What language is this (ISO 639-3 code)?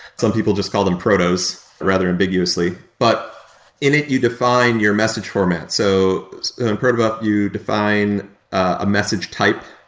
eng